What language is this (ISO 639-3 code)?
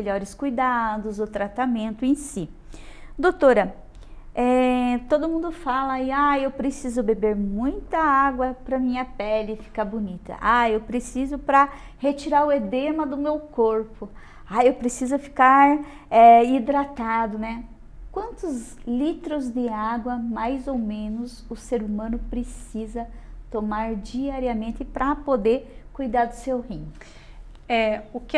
por